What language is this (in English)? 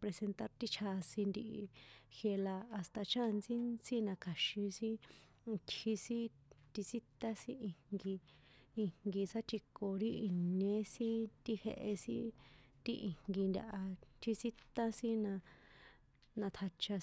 San Juan Atzingo Popoloca